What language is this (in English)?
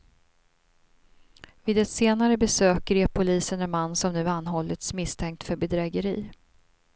Swedish